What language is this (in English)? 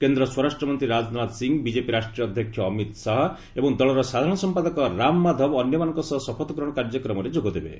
Odia